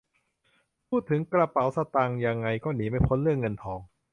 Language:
Thai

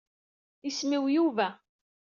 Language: Kabyle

